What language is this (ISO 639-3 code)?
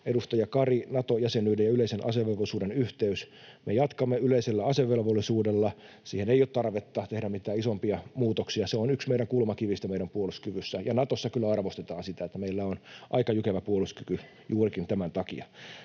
fin